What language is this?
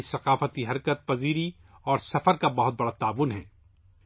Urdu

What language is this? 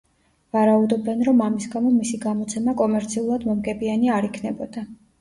Georgian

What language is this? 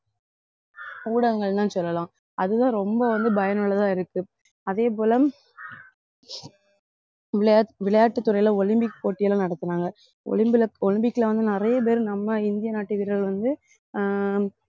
Tamil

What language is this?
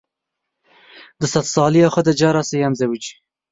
Kurdish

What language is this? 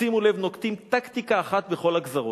Hebrew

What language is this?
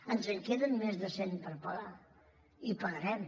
Catalan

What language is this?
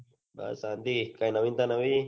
Gujarati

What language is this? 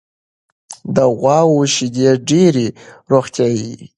Pashto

